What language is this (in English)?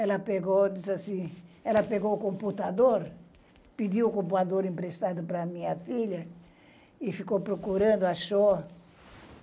Portuguese